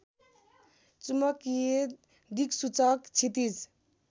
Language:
Nepali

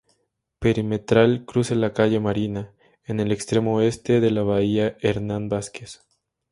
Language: Spanish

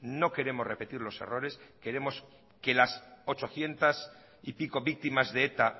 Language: Spanish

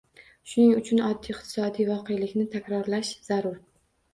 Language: Uzbek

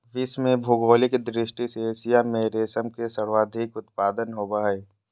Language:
Magahi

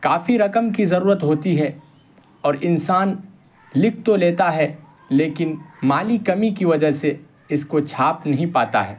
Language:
Urdu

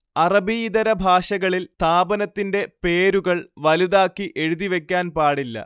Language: Malayalam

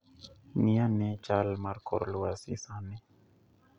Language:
Luo (Kenya and Tanzania)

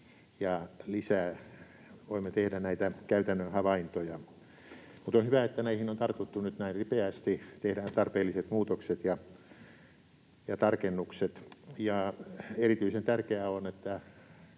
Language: Finnish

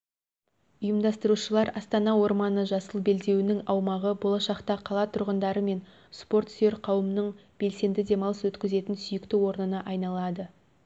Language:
Kazakh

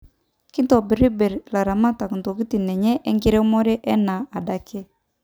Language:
Masai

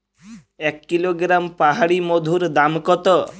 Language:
Bangla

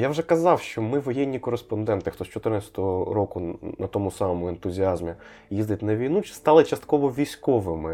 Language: Ukrainian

